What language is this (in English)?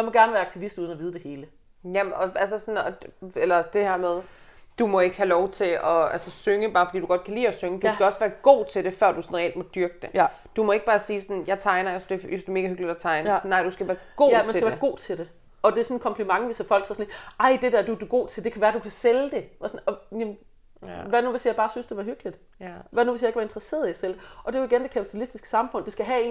Danish